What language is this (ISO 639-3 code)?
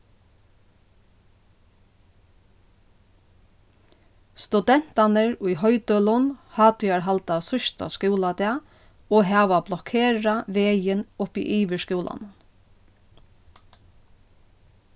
fao